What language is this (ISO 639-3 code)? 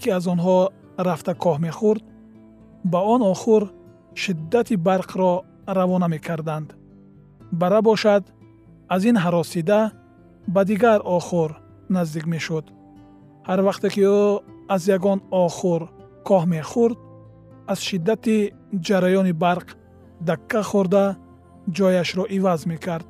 fas